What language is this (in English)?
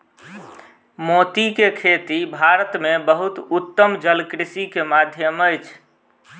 Maithili